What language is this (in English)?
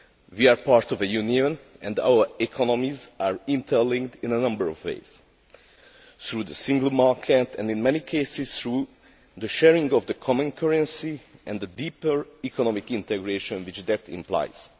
English